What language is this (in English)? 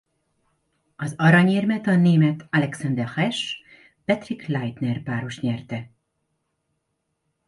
Hungarian